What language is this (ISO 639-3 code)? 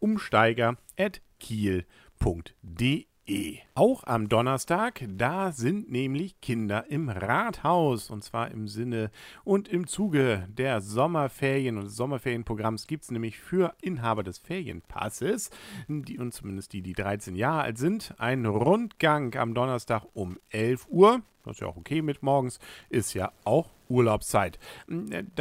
deu